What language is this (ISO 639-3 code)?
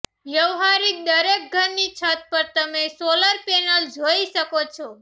guj